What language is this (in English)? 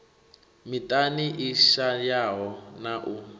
Venda